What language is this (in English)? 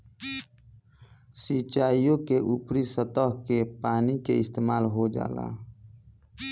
Bhojpuri